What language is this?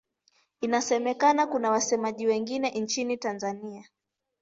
Swahili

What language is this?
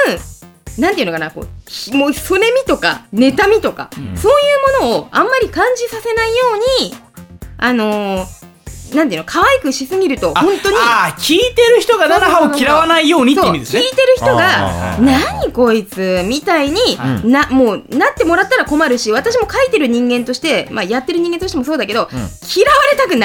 Japanese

